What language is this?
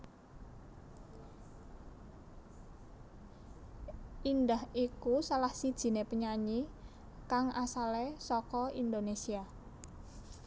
Javanese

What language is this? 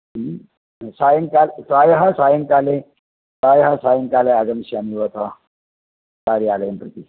Sanskrit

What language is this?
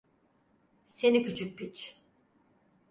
Turkish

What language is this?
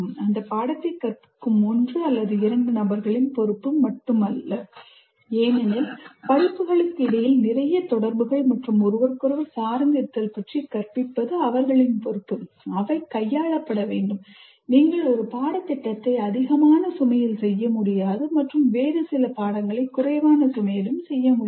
Tamil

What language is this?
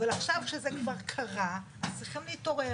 Hebrew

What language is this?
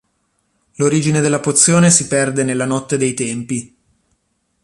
Italian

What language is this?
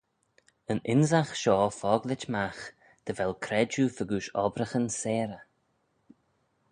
Manx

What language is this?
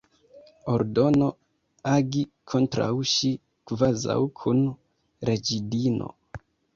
Esperanto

